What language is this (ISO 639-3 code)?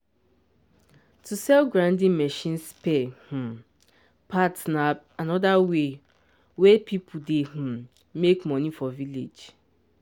pcm